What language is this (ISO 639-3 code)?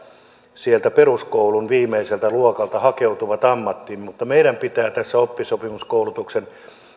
fin